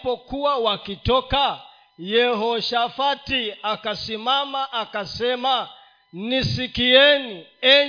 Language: Swahili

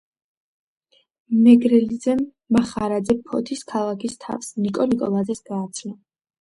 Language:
Georgian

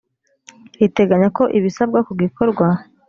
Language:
Kinyarwanda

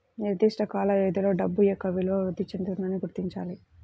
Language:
Telugu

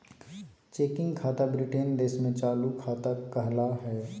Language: Magahi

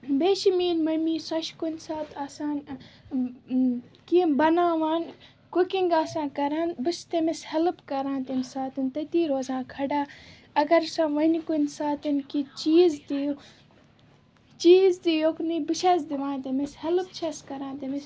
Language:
Kashmiri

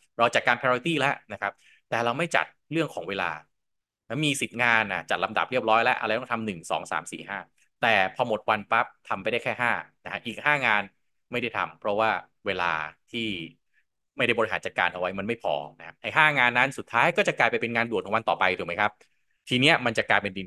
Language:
Thai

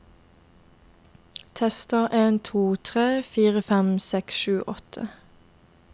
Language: Norwegian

